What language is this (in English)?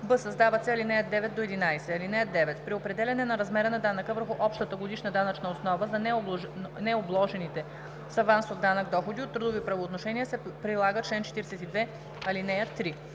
Bulgarian